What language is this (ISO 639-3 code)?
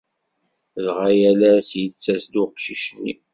kab